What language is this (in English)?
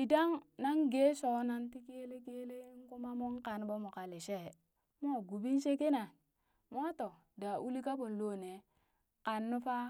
Burak